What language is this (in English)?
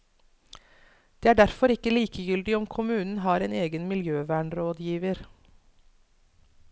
Norwegian